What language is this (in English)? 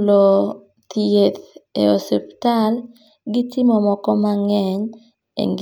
Luo (Kenya and Tanzania)